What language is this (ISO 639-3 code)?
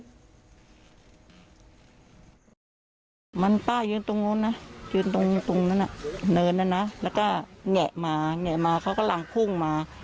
tha